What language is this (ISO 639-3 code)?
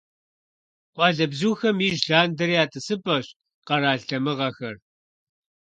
kbd